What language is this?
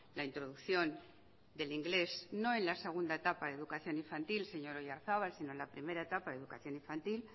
Spanish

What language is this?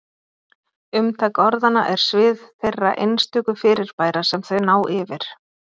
Icelandic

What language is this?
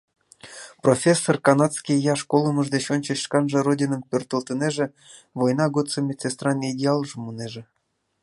Mari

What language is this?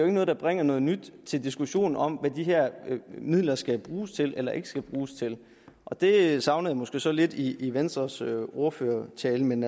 Danish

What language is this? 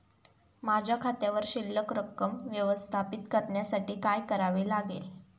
Marathi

